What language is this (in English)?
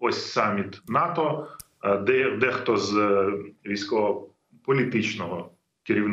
Ukrainian